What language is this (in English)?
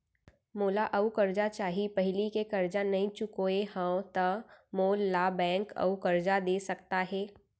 Chhattisgarhi